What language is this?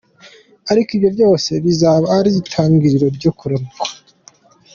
Kinyarwanda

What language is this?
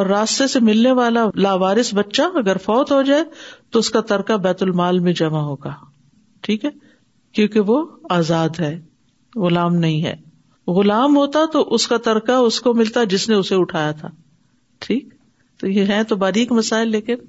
Urdu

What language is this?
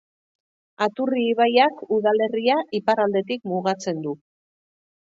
Basque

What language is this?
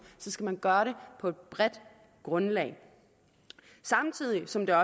Danish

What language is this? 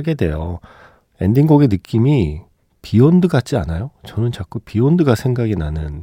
Korean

